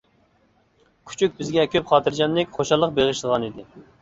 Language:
Uyghur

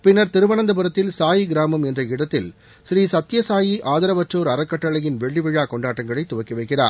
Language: Tamil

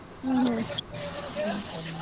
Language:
Kannada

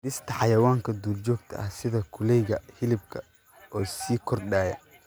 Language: Somali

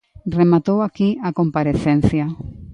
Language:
Galician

